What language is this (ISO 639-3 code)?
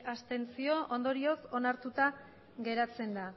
eus